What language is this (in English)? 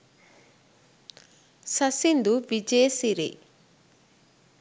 Sinhala